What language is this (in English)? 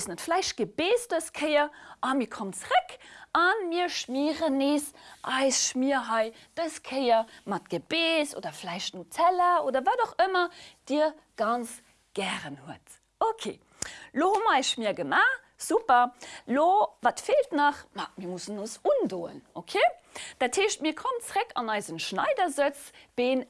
German